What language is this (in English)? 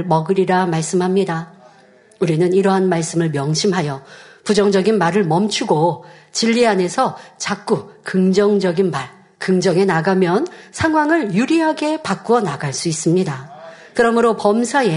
Korean